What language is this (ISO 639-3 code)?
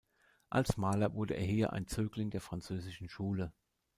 deu